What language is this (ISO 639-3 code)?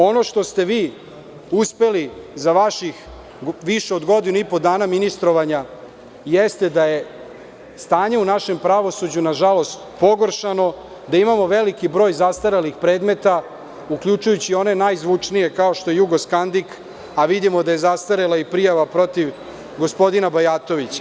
srp